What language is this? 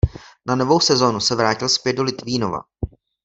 Czech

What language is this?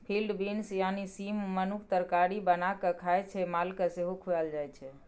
Maithili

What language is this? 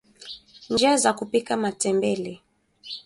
Swahili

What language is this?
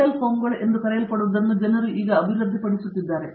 Kannada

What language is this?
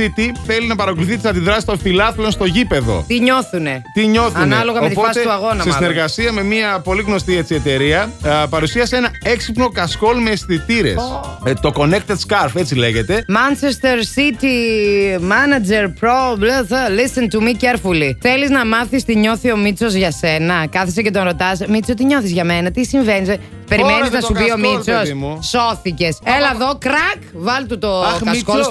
Greek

